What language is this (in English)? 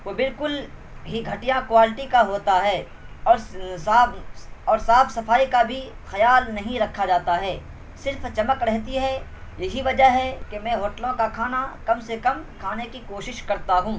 Urdu